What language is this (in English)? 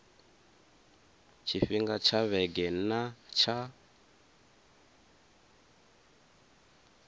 Venda